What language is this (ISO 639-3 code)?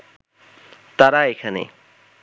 ben